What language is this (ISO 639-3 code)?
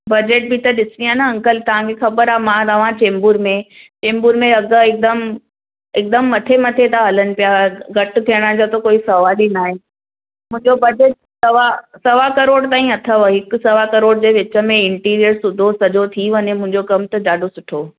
snd